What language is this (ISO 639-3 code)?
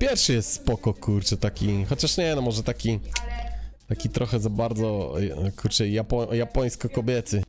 pol